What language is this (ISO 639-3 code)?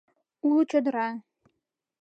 chm